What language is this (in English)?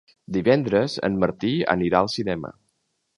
Catalan